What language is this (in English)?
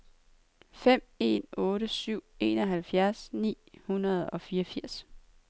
Danish